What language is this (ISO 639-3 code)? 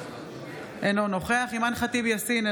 heb